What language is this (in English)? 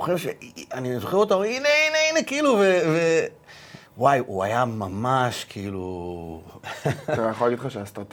Hebrew